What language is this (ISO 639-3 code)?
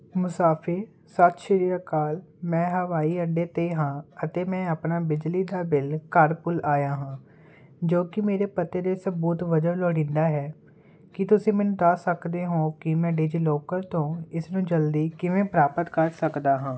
pan